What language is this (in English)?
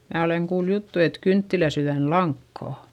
Finnish